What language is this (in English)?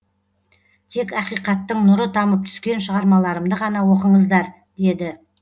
Kazakh